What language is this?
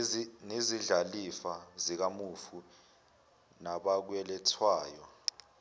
Zulu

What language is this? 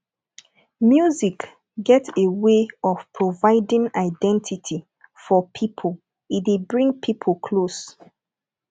Nigerian Pidgin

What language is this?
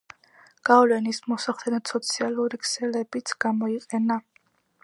Georgian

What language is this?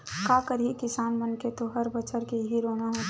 Chhattisgarhi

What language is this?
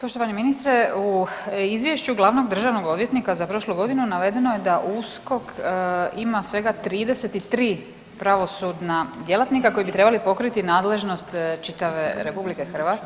Croatian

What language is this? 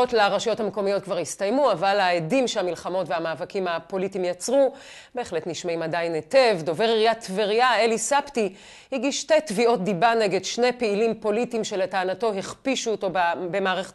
Hebrew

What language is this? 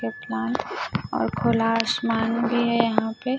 Hindi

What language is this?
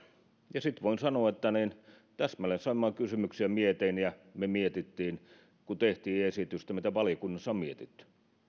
Finnish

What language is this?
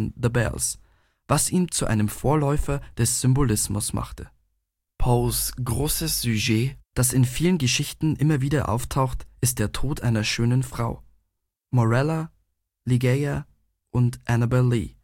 German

